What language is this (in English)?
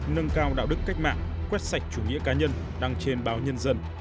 Vietnamese